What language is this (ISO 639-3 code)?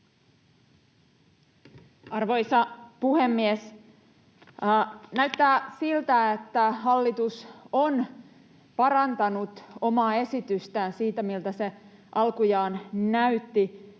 fin